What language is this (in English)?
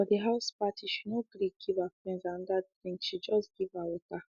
Nigerian Pidgin